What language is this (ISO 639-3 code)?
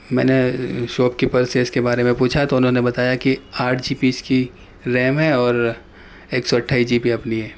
urd